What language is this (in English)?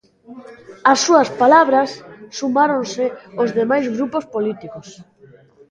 Galician